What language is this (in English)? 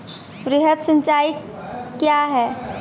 Maithili